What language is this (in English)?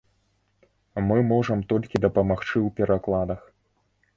Belarusian